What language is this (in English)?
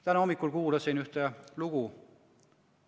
Estonian